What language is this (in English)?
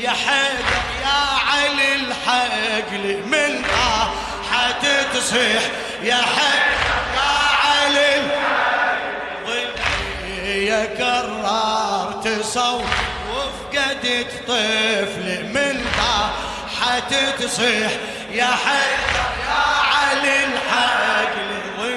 Arabic